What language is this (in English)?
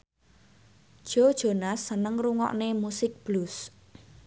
Javanese